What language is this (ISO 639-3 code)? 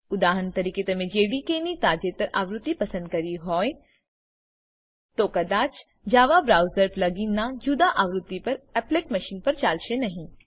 guj